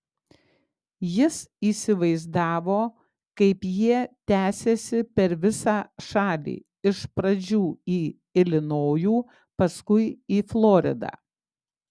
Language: Lithuanian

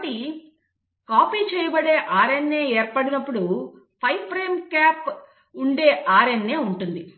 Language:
Telugu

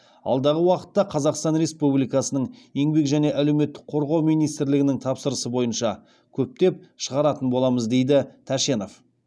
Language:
Kazakh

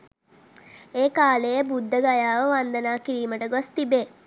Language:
Sinhala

